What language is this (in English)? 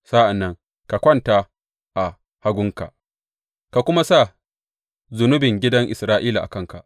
Hausa